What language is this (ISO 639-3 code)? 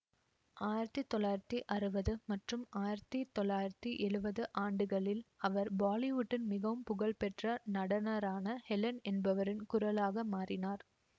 tam